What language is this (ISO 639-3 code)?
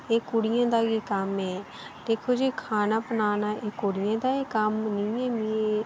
doi